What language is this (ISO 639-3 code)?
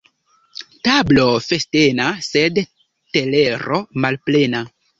epo